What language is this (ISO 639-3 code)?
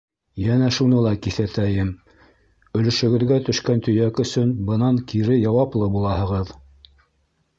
bak